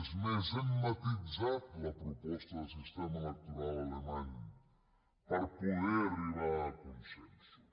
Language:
Catalan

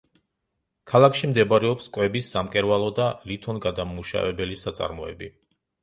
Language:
Georgian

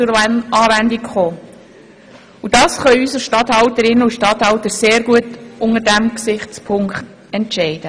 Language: Swiss German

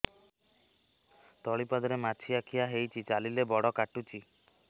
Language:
Odia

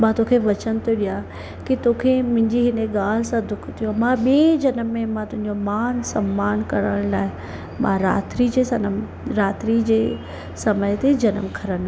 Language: Sindhi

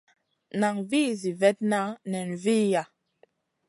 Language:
Masana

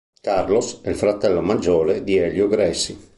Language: Italian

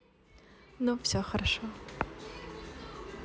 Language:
Russian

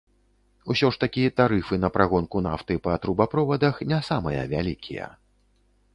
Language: Belarusian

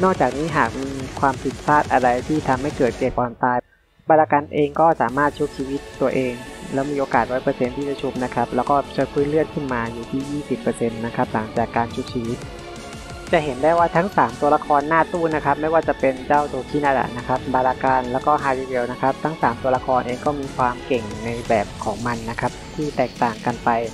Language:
Thai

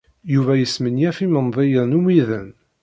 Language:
Kabyle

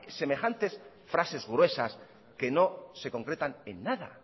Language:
Spanish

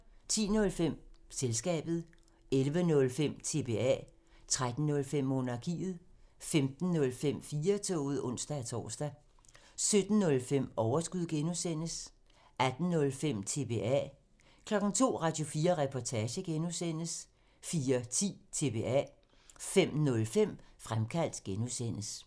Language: Danish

